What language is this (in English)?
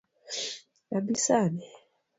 Luo (Kenya and Tanzania)